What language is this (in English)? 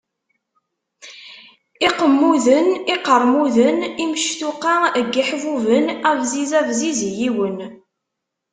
Kabyle